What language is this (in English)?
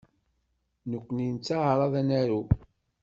Kabyle